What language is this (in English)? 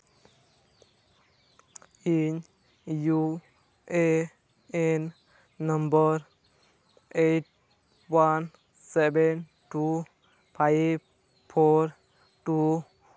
Santali